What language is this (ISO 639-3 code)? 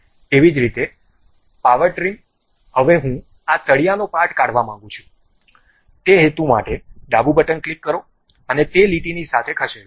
guj